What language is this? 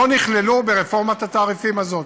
Hebrew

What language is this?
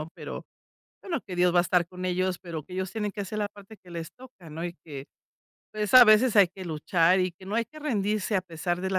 Spanish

